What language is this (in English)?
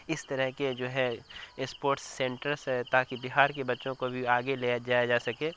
Urdu